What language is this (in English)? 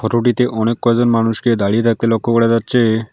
Bangla